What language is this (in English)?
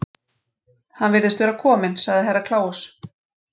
Icelandic